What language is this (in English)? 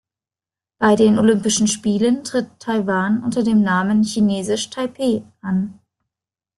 German